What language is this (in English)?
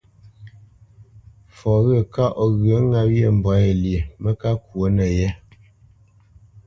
Bamenyam